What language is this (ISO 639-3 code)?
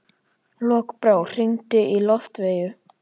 isl